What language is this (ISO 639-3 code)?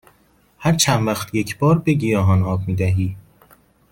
fas